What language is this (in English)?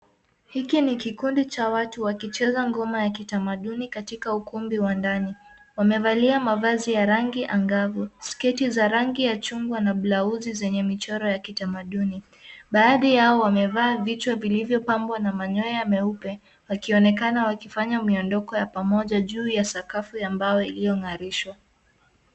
Swahili